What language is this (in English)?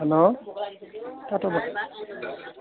Nepali